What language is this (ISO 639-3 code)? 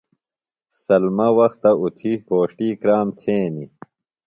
phl